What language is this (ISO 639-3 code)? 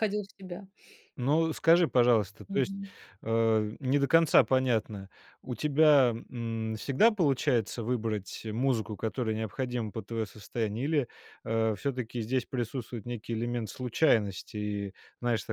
rus